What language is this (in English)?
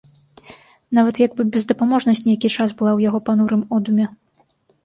Belarusian